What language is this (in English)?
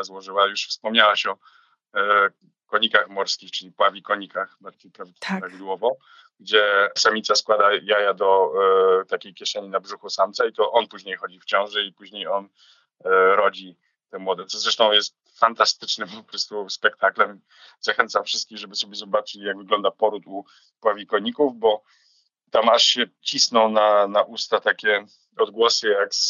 Polish